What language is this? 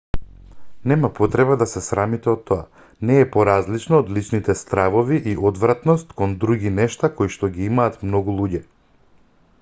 Macedonian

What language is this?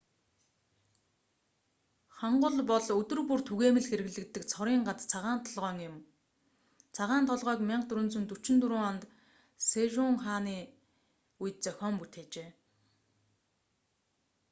Mongolian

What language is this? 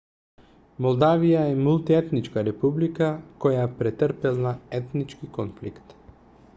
Macedonian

